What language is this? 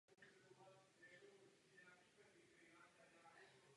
Czech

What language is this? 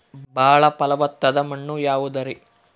Kannada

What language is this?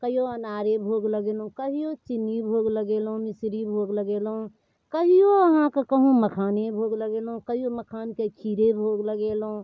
Maithili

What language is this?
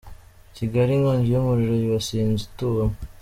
Kinyarwanda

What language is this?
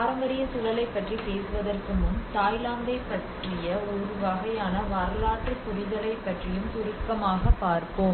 Tamil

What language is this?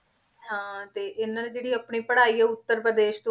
Punjabi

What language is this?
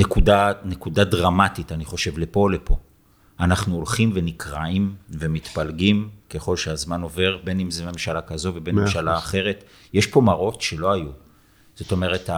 Hebrew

